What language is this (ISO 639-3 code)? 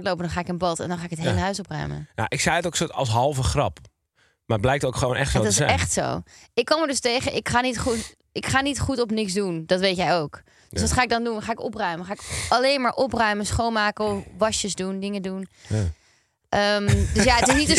nld